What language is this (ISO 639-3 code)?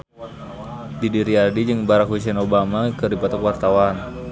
sun